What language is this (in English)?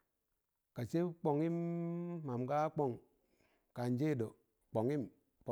Tangale